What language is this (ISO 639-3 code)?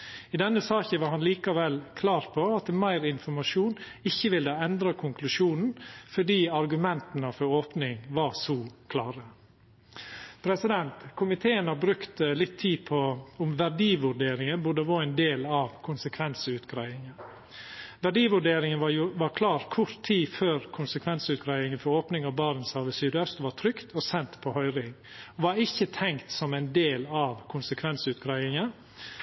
nno